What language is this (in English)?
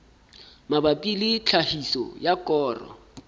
Southern Sotho